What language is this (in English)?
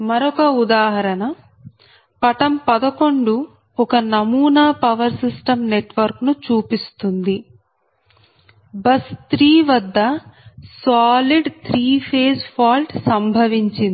Telugu